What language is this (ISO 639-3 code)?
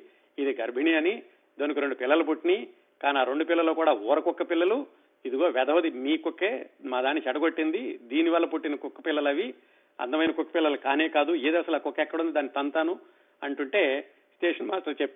tel